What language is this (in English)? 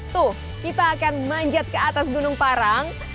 Indonesian